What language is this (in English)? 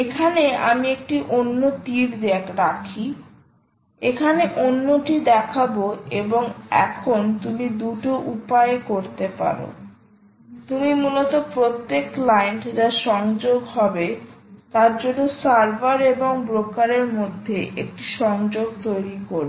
Bangla